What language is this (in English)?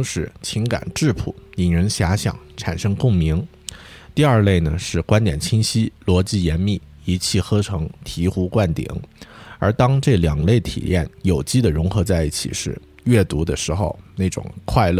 Chinese